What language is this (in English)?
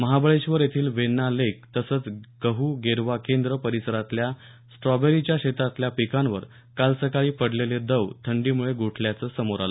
Marathi